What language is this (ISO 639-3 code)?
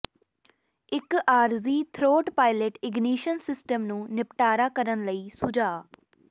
pan